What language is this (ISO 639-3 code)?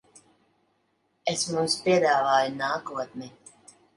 lav